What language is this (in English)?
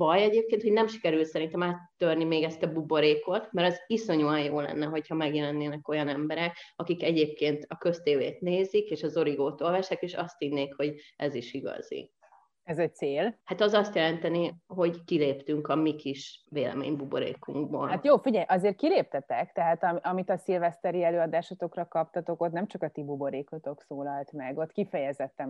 Hungarian